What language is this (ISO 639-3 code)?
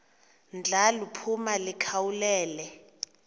xho